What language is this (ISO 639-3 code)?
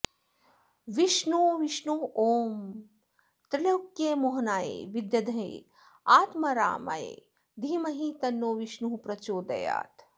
san